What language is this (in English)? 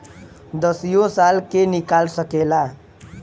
Bhojpuri